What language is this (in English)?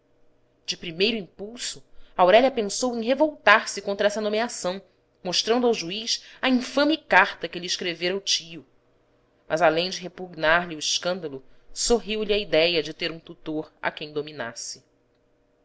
Portuguese